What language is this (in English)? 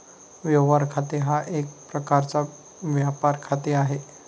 Marathi